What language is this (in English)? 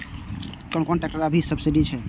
Maithili